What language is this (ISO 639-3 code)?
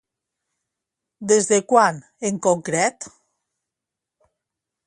cat